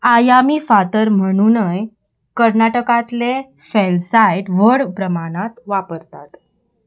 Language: Konkani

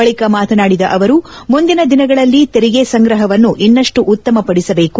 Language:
Kannada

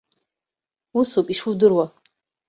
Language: Abkhazian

